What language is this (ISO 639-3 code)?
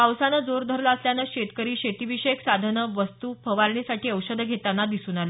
mar